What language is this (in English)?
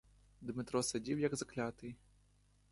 Ukrainian